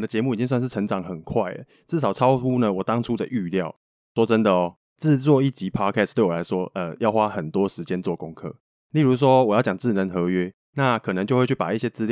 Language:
Chinese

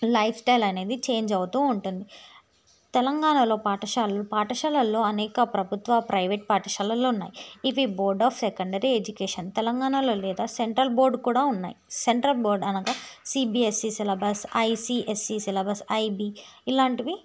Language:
Telugu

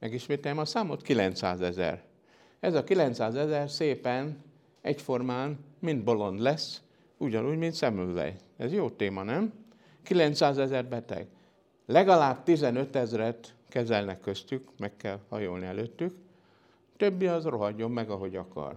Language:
Hungarian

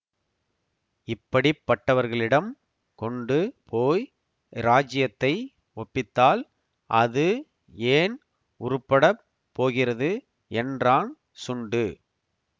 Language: Tamil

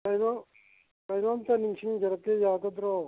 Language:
Manipuri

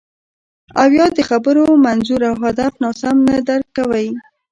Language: Pashto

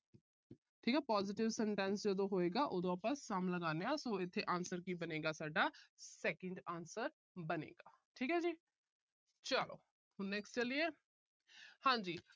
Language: Punjabi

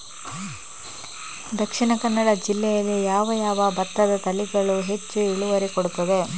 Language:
Kannada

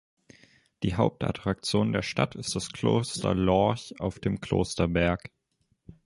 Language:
German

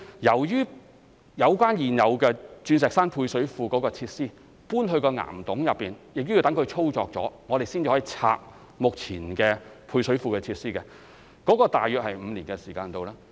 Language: Cantonese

